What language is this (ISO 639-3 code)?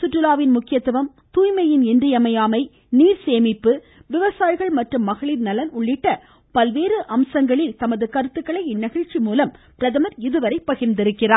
tam